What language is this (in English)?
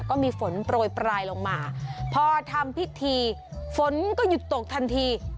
Thai